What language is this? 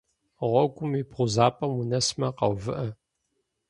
Kabardian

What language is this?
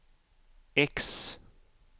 Swedish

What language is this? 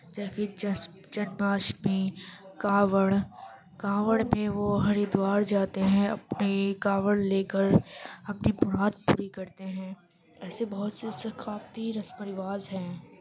Urdu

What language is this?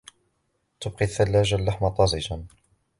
Arabic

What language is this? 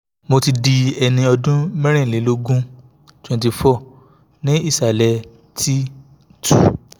Yoruba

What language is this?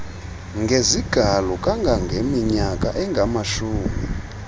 Xhosa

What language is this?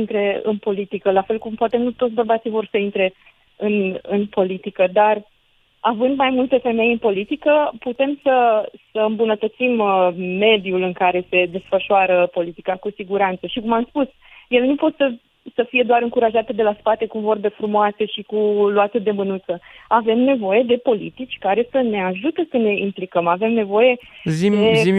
Romanian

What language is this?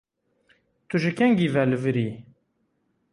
Kurdish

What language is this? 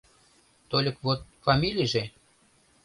Mari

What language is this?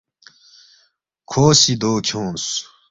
Balti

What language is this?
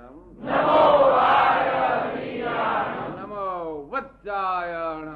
Gujarati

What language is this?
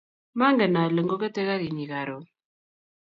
Kalenjin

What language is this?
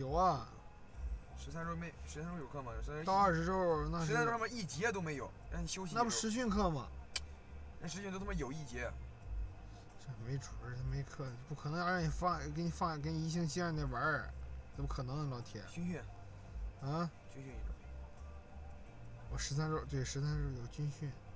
Chinese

